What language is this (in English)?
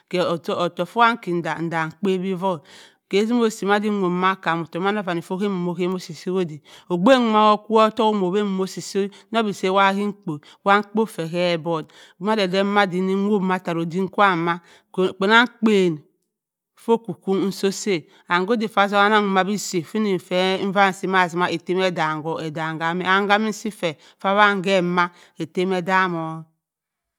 Cross River Mbembe